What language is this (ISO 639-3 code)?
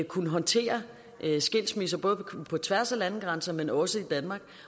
dan